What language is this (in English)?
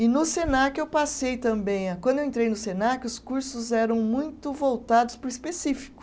Portuguese